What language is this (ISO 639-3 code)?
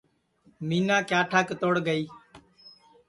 ssi